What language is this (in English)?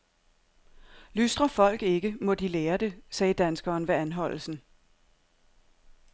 Danish